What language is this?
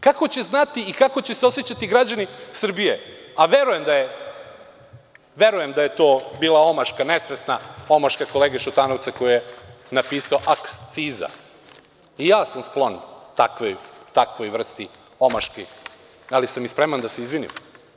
Serbian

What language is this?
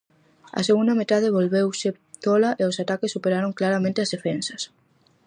Galician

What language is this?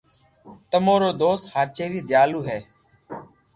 Loarki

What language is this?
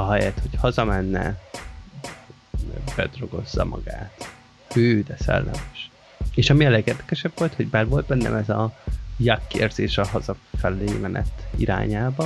Hungarian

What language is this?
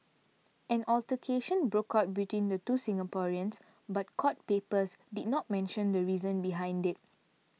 English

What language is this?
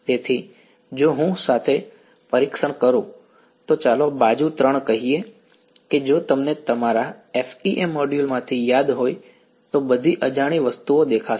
Gujarati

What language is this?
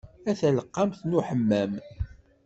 Kabyle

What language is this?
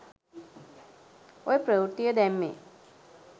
Sinhala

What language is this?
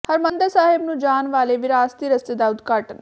Punjabi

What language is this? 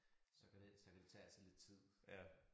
Danish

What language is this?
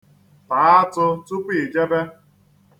Igbo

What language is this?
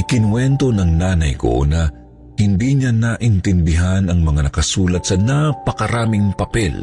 Filipino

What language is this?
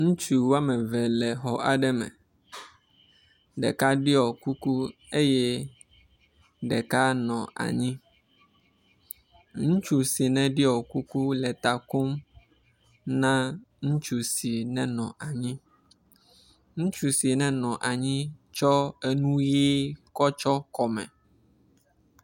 Ewe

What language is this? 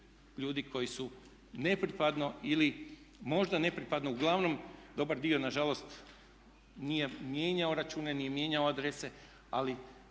Croatian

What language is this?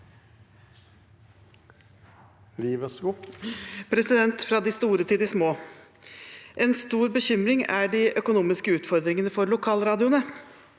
Norwegian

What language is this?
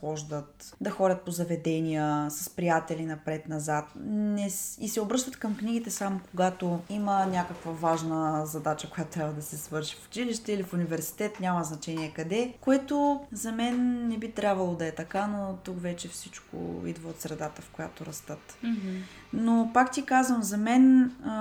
Bulgarian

